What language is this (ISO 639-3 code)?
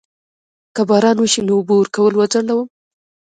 pus